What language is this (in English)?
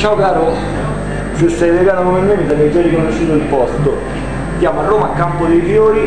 Italian